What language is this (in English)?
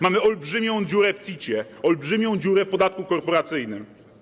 Polish